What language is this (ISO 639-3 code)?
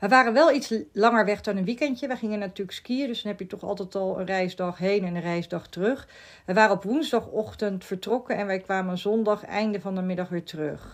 nld